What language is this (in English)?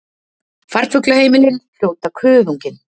Icelandic